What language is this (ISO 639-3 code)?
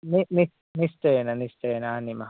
san